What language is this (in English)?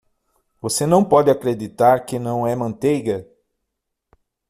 Portuguese